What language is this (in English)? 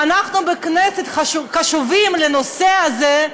Hebrew